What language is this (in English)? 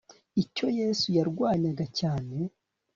Kinyarwanda